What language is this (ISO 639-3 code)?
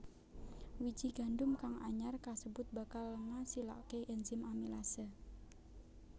jav